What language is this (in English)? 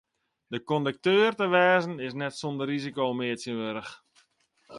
Western Frisian